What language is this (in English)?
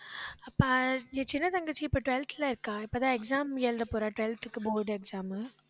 Tamil